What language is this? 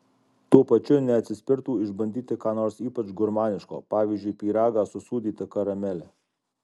Lithuanian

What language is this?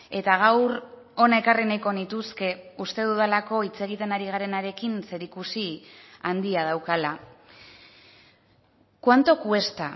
Basque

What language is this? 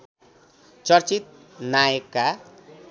Nepali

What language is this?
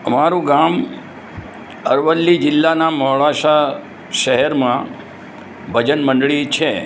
Gujarati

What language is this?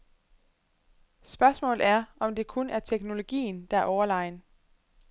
Danish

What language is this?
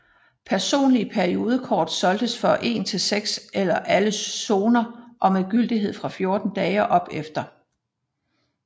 Danish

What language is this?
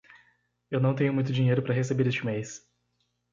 Portuguese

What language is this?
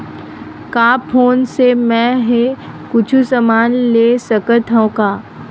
Chhattisgarhi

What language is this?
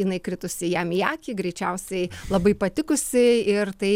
Lithuanian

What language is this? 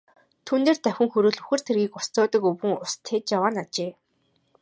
Mongolian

